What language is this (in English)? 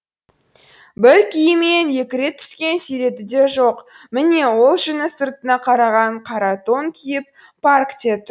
Kazakh